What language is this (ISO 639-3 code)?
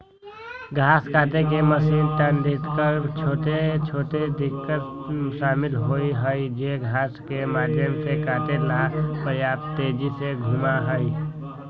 mag